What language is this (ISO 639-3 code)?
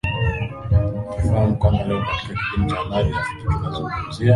swa